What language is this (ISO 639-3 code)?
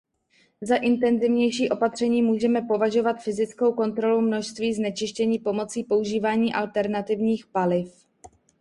ces